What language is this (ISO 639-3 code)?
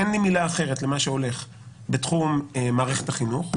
heb